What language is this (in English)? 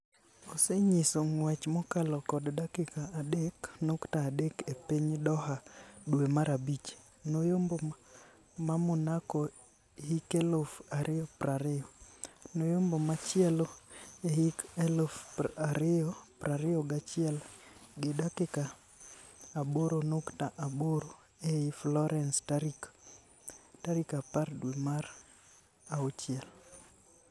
Luo (Kenya and Tanzania)